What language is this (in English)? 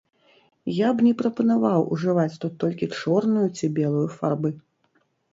Belarusian